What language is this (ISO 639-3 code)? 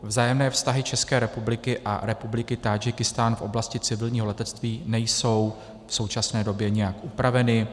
ces